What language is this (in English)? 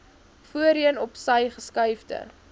Afrikaans